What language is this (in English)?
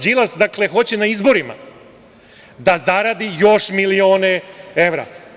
Serbian